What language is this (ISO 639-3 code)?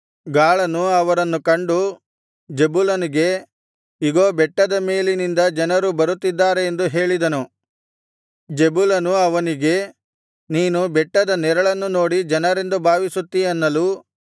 kan